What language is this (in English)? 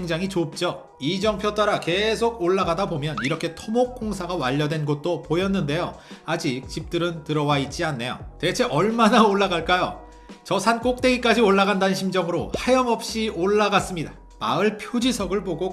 Korean